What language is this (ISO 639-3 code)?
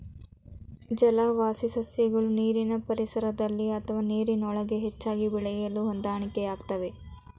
kan